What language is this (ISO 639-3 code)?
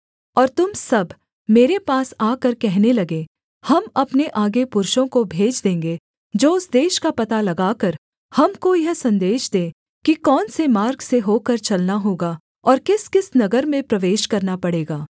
hin